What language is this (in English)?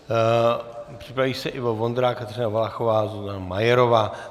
Czech